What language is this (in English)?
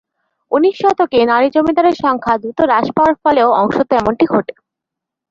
Bangla